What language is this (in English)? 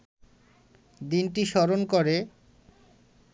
Bangla